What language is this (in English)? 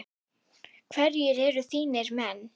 Icelandic